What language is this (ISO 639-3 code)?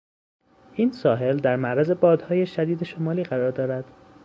fas